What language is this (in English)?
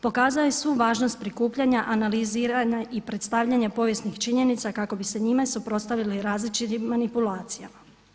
Croatian